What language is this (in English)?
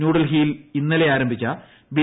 Malayalam